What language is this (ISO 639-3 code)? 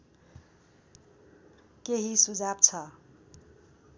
nep